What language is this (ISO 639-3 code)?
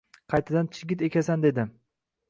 uzb